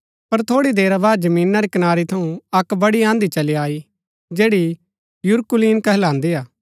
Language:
Gaddi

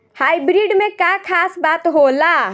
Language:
Bhojpuri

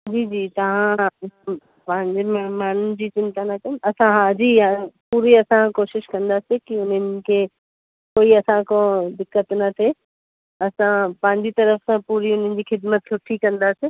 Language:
Sindhi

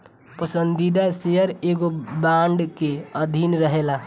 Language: Bhojpuri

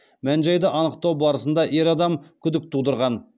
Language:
Kazakh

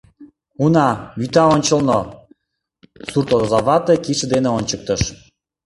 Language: Mari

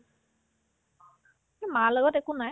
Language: Assamese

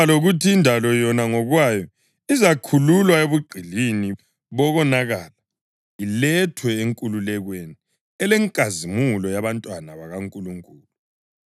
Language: North Ndebele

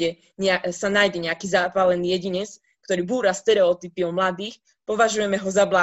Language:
Slovak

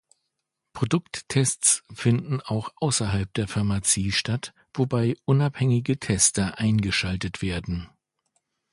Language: German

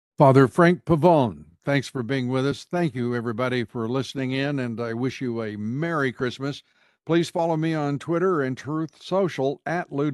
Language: English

